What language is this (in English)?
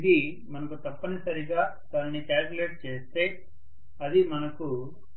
Telugu